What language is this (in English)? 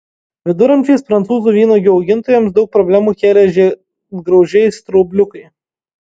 Lithuanian